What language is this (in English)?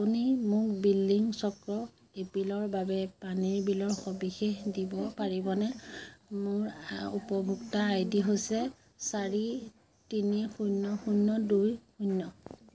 Assamese